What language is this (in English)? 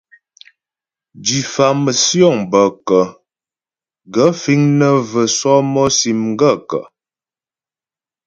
Ghomala